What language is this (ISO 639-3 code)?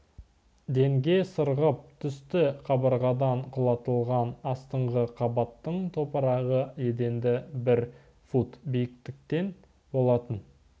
kaz